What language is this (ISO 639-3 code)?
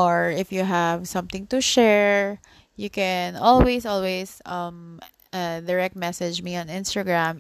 fil